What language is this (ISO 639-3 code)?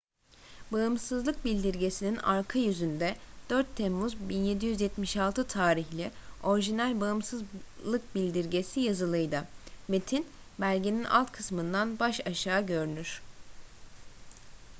tur